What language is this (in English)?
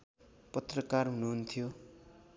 Nepali